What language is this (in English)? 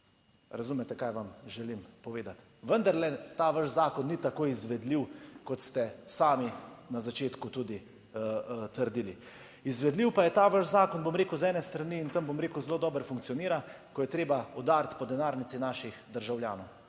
Slovenian